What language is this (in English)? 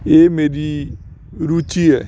Punjabi